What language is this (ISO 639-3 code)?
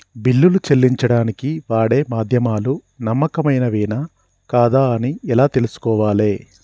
tel